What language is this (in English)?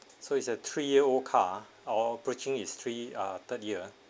English